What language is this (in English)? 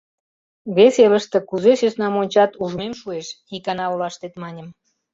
Mari